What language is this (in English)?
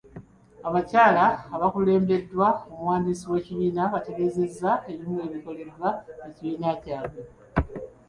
Ganda